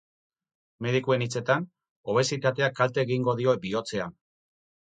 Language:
Basque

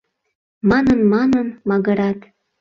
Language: Mari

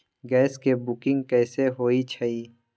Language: Magahi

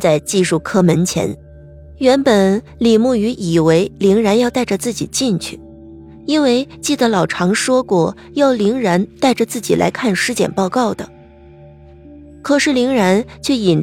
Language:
Chinese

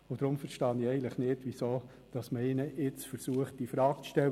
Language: Swiss German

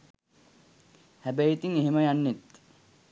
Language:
Sinhala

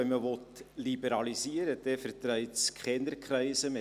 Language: Swiss German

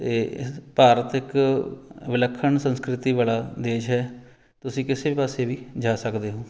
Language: Punjabi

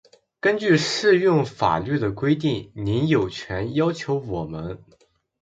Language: Chinese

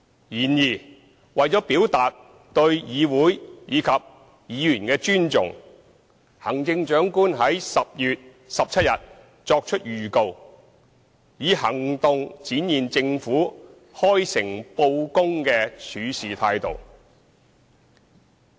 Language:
Cantonese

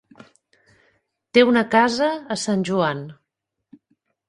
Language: Catalan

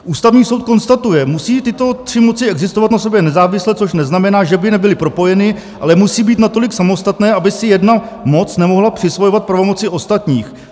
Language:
Czech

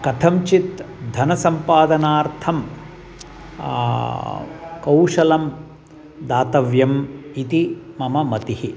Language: Sanskrit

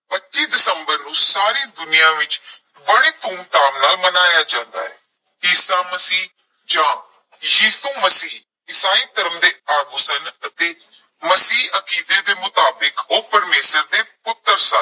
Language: Punjabi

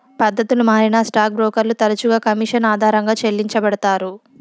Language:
Telugu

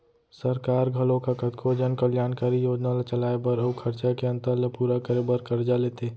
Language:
Chhattisgarhi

